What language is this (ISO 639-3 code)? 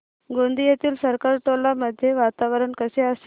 mar